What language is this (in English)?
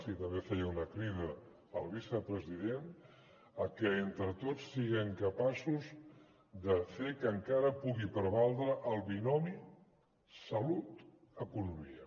Catalan